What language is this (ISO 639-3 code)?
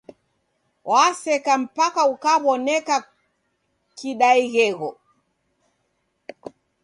dav